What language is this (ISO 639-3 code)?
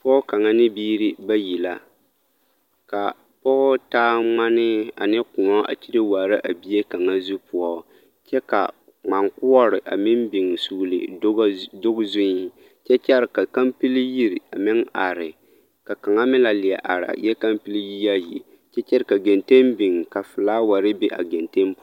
dga